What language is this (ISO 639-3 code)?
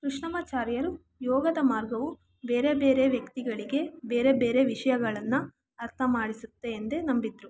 kan